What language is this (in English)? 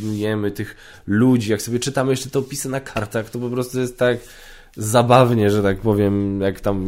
Polish